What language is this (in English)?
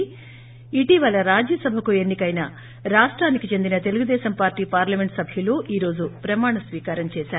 Telugu